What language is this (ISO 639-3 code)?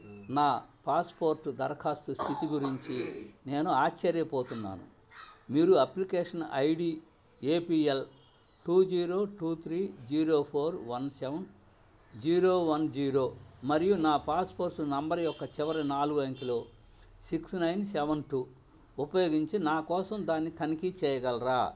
tel